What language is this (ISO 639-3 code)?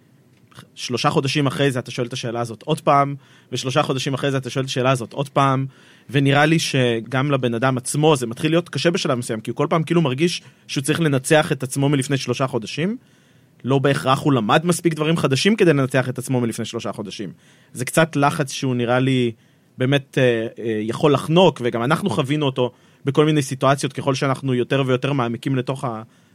heb